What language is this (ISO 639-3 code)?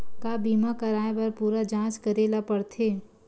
hne